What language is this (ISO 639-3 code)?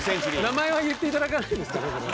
jpn